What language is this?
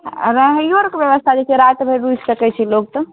Maithili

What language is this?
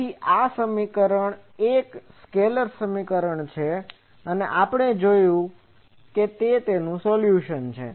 Gujarati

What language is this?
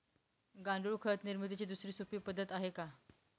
Marathi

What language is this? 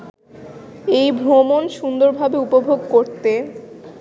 Bangla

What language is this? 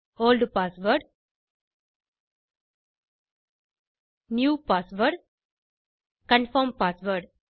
Tamil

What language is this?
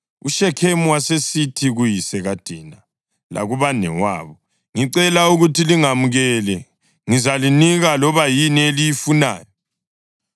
North Ndebele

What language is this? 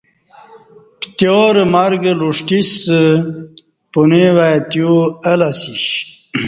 Kati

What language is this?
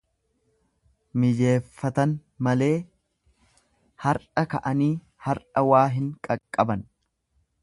Oromo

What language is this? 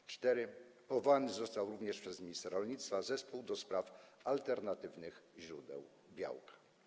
Polish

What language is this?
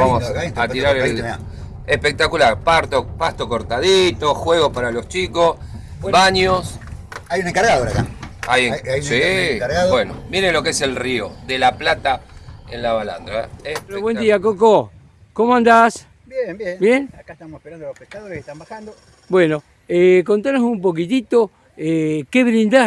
Spanish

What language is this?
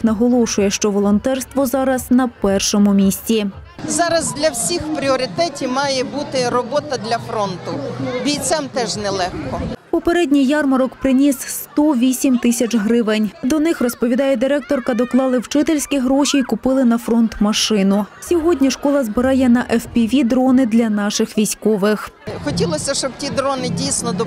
Ukrainian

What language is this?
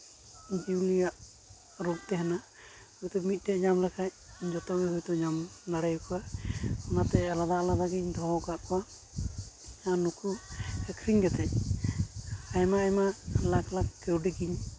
Santali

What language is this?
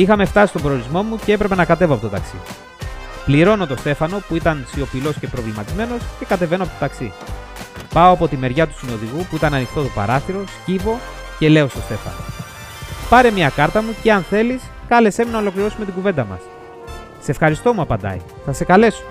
Greek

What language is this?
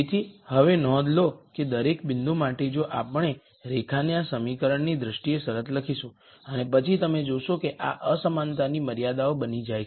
Gujarati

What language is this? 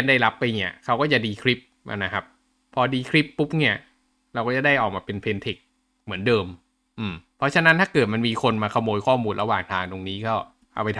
Thai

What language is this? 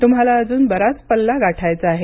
Marathi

